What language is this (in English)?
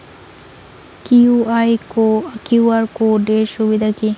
Bangla